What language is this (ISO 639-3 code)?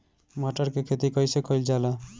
bho